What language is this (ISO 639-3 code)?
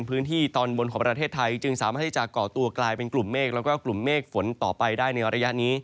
tha